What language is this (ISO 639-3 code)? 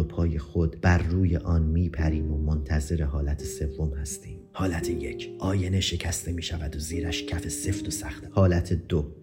fas